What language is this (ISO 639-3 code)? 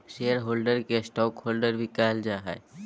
mag